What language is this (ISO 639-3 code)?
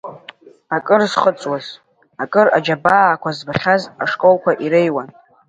abk